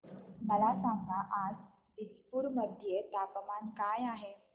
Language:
Marathi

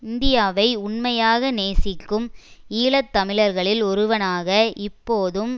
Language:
Tamil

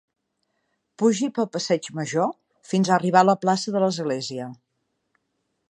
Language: Catalan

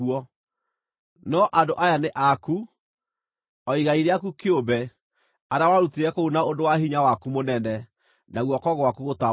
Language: Kikuyu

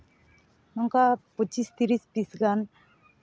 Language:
Santali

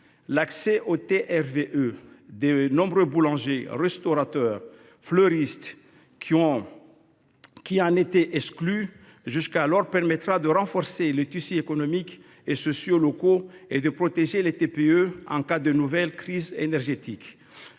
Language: French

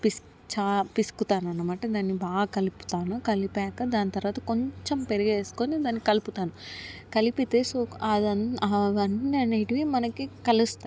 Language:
Telugu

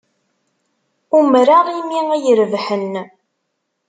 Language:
Kabyle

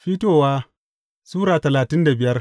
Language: Hausa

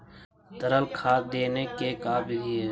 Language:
Magahi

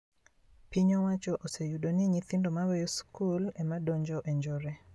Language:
Luo (Kenya and Tanzania)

